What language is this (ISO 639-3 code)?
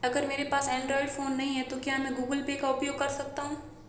hin